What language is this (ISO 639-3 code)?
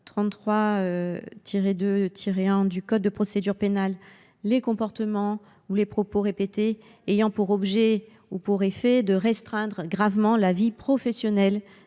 fra